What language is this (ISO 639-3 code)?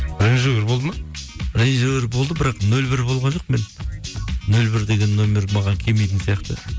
kaz